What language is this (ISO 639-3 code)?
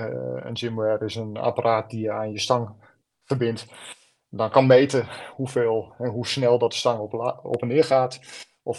nld